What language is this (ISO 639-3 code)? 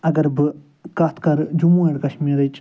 kas